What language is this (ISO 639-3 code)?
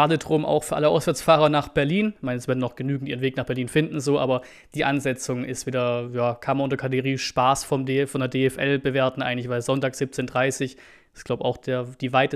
deu